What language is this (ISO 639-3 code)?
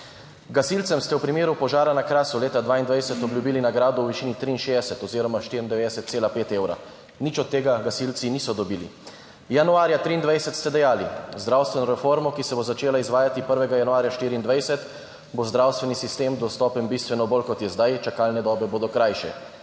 slv